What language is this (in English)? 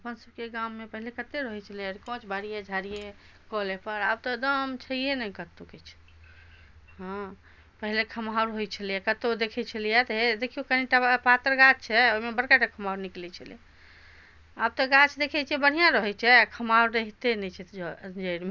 Maithili